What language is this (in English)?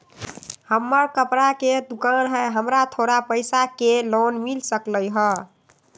Magahi